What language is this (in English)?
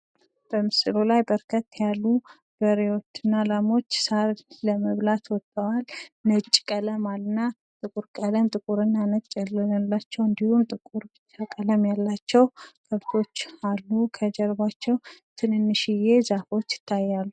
Amharic